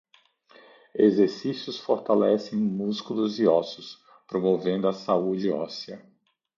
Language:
Portuguese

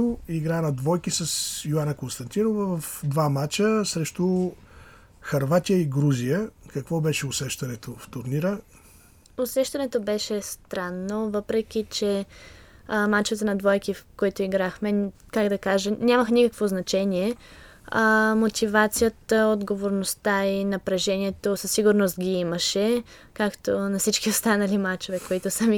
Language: Bulgarian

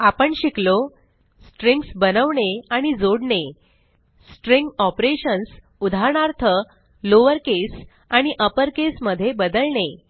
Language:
Marathi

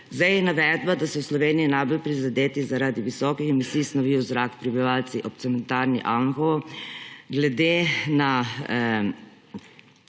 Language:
Slovenian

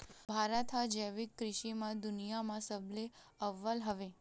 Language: Chhattisgarhi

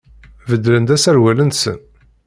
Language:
Kabyle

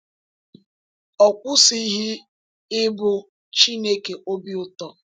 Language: Igbo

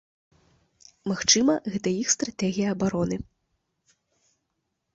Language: Belarusian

